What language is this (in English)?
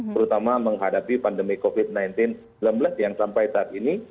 Indonesian